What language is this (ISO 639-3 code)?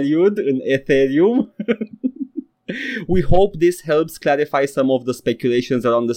ron